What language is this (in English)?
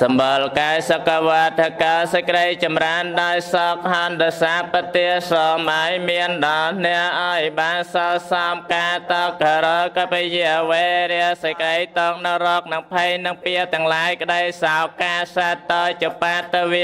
Thai